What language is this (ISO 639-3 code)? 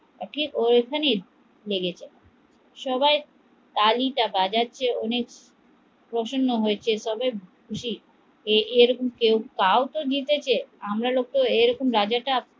ben